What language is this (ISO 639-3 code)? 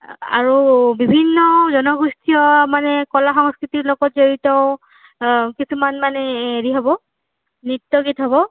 asm